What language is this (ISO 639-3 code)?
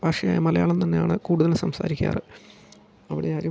mal